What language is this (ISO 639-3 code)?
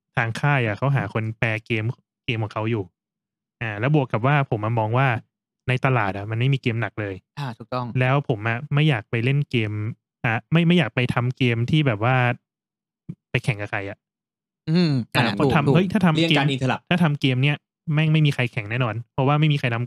tha